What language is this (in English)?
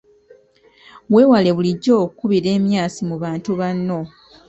Ganda